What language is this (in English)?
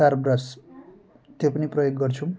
Nepali